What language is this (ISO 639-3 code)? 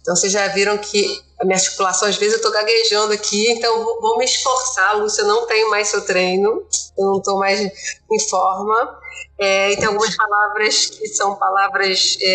por